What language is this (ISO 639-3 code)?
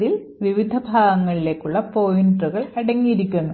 mal